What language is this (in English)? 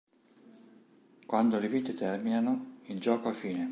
Italian